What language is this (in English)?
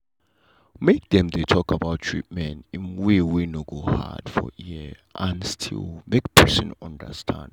Nigerian Pidgin